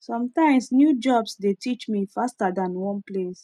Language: Nigerian Pidgin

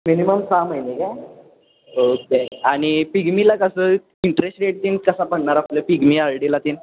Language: Marathi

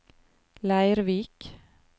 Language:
Norwegian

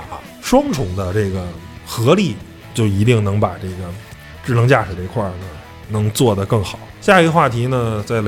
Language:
Chinese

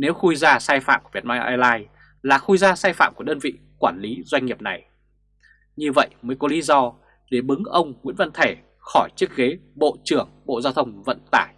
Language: Vietnamese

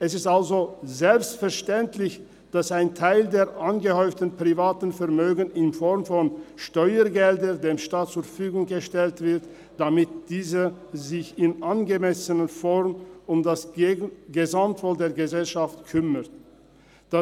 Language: Swiss German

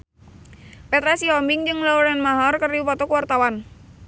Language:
Sundanese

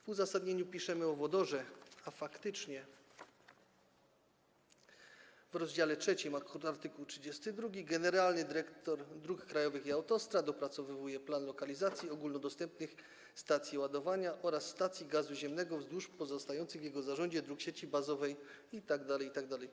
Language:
Polish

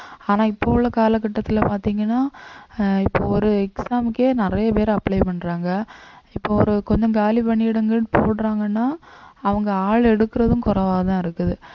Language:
Tamil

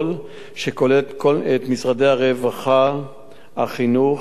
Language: Hebrew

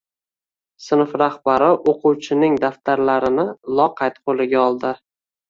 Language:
Uzbek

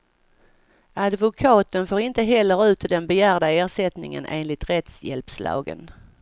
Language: Swedish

